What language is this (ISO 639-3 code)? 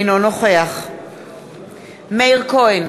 heb